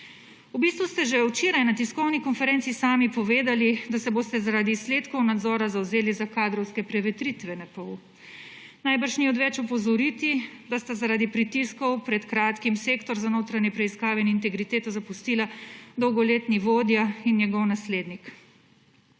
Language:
Slovenian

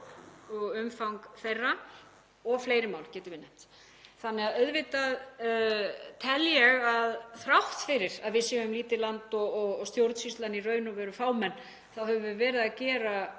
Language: Icelandic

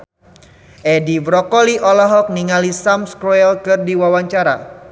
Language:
Sundanese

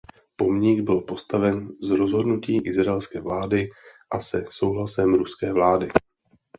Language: Czech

